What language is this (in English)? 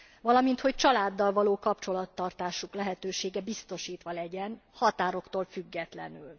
Hungarian